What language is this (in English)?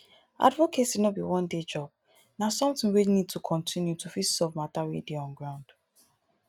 Nigerian Pidgin